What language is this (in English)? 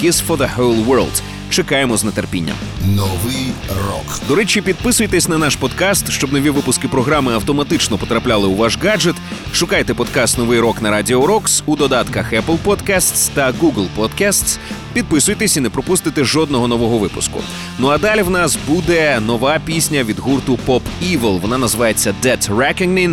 Ukrainian